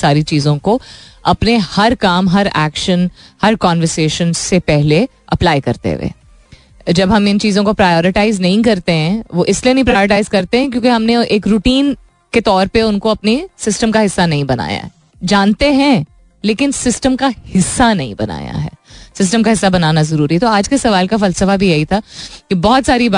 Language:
Hindi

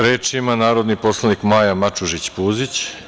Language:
Serbian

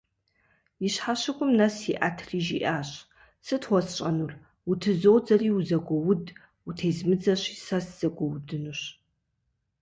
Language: Kabardian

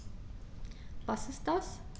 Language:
German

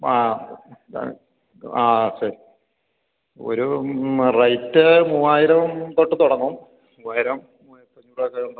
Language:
Malayalam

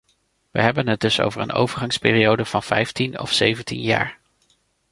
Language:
Dutch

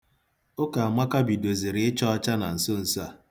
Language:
Igbo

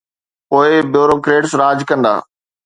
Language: Sindhi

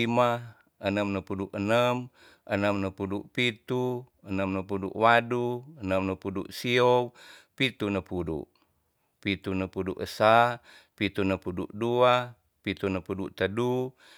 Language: Tonsea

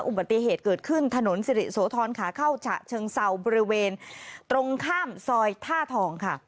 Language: Thai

